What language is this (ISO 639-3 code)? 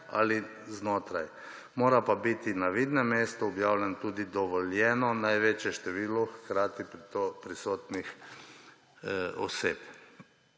slv